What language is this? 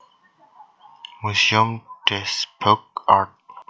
Javanese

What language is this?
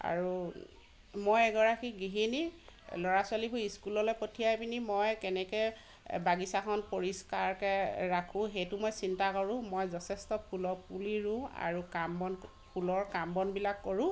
Assamese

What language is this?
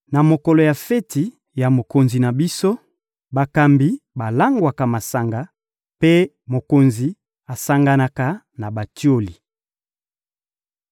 Lingala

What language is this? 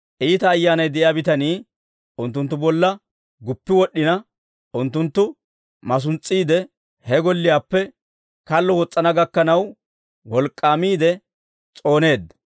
Dawro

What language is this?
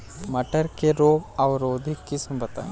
Bhojpuri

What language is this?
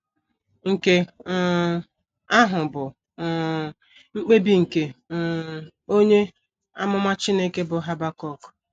Igbo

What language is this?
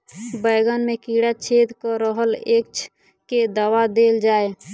Maithili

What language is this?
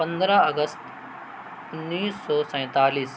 Urdu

